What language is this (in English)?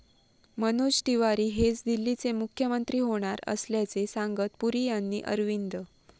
Marathi